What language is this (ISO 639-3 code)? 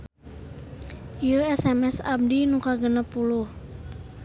sun